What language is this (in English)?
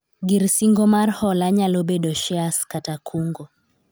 Luo (Kenya and Tanzania)